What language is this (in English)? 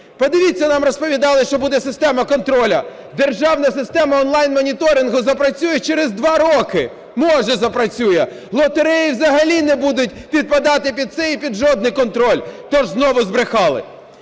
Ukrainian